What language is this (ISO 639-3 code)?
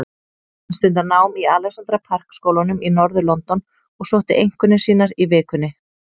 isl